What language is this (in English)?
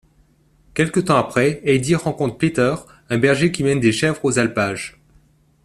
French